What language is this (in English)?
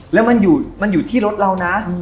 Thai